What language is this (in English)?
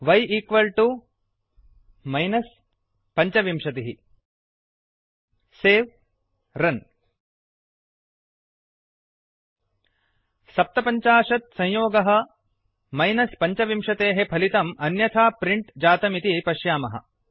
Sanskrit